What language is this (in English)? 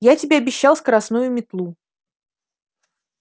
Russian